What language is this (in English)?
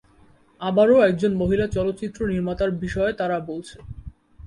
Bangla